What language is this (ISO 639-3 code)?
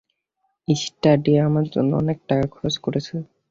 ben